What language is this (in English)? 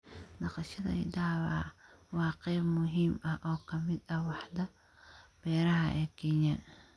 Somali